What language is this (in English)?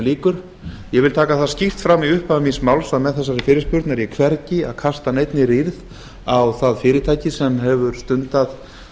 Icelandic